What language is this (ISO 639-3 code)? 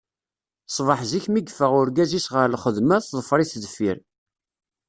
kab